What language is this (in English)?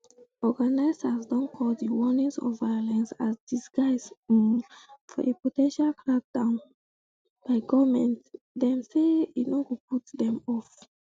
Nigerian Pidgin